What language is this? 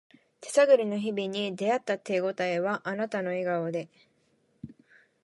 Japanese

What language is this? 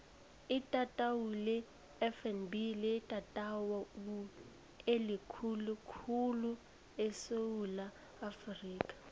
South Ndebele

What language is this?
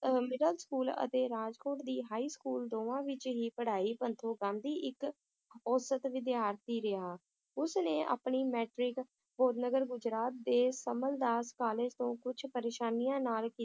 Punjabi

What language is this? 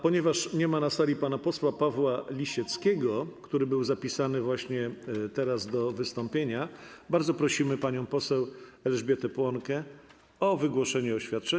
Polish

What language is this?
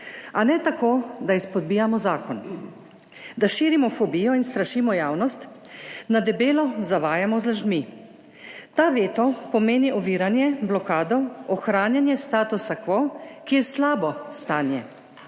Slovenian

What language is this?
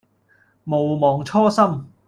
Cantonese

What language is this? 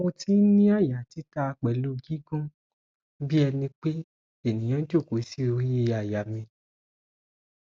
Yoruba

